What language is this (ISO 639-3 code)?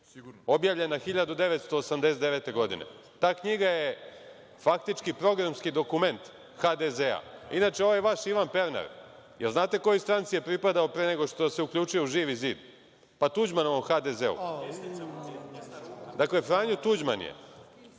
srp